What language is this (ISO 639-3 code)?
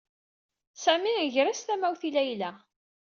kab